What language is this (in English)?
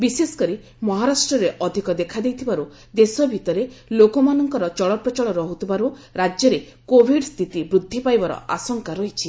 Odia